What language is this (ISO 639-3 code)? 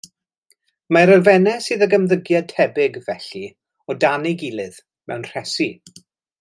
cym